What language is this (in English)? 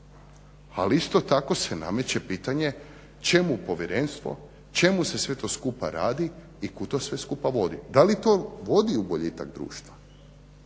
Croatian